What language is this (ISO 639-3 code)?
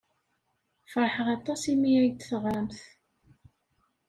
kab